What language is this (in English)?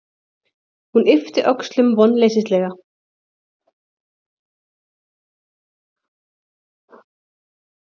Icelandic